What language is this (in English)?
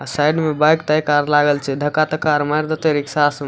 Maithili